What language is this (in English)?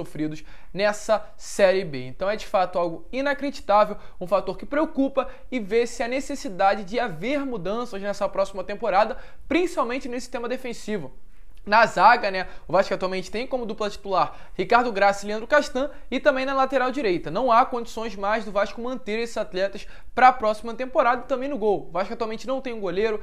Portuguese